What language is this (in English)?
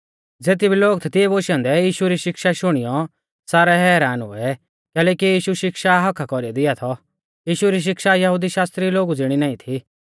Mahasu Pahari